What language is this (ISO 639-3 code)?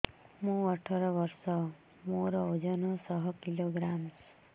ori